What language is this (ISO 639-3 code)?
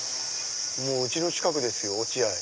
jpn